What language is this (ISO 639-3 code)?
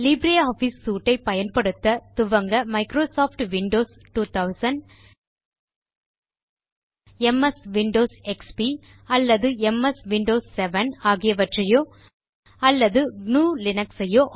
tam